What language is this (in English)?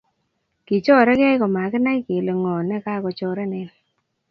Kalenjin